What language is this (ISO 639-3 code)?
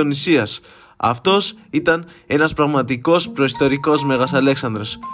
ell